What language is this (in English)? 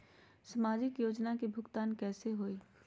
Magahi